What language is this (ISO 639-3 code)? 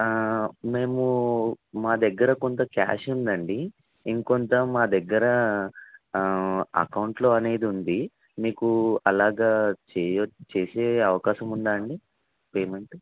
tel